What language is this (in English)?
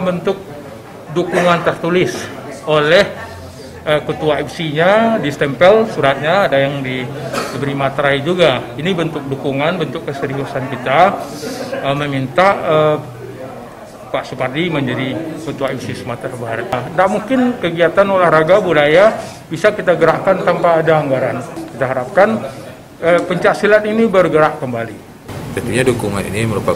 Indonesian